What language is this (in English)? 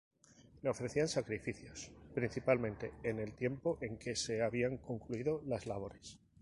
Spanish